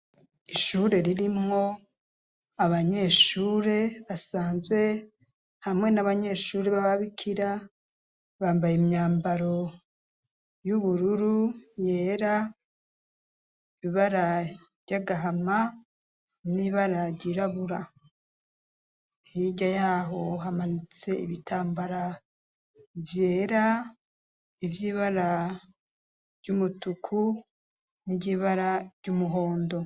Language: Rundi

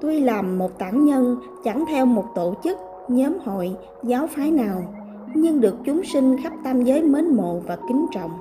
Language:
Vietnamese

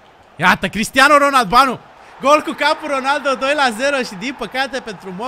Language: Romanian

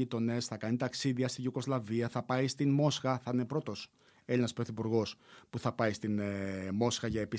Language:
Greek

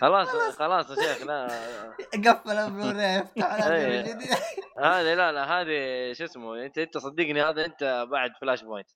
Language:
Arabic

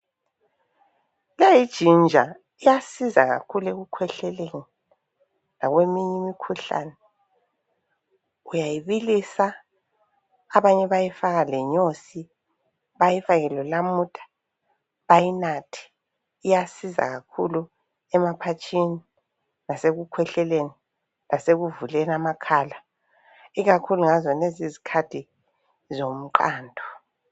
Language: North Ndebele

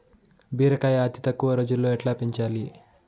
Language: Telugu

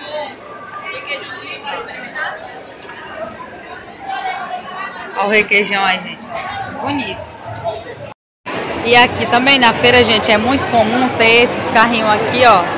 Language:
Portuguese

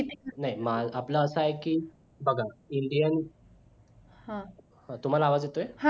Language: Marathi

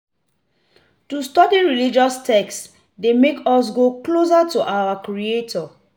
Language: Nigerian Pidgin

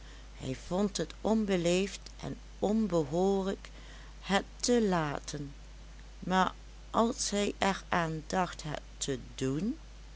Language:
Dutch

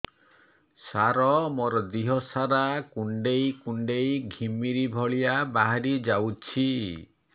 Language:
Odia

